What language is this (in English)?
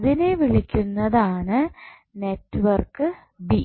Malayalam